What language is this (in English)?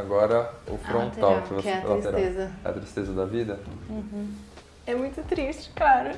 Portuguese